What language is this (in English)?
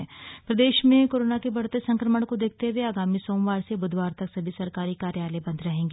Hindi